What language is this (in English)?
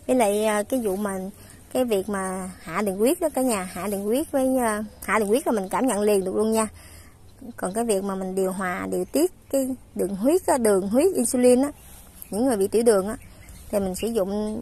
Vietnamese